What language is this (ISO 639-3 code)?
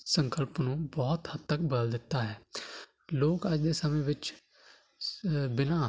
pan